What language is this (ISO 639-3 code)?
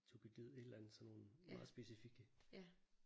dan